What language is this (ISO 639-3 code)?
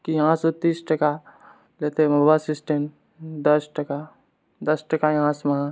mai